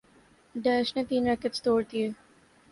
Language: Urdu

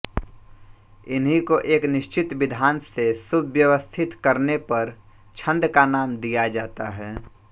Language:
Hindi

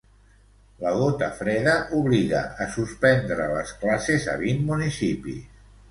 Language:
Catalan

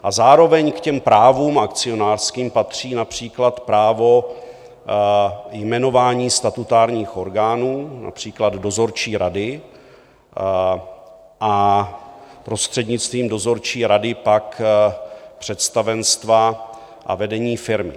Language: Czech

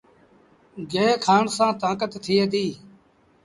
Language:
Sindhi Bhil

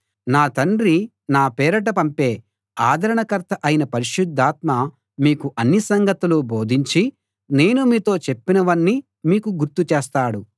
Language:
Telugu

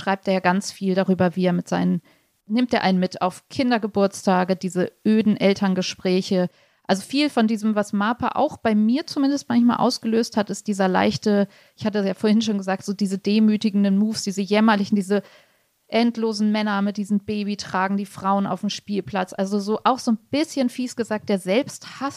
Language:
German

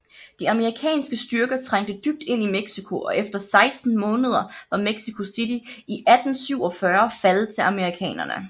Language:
Danish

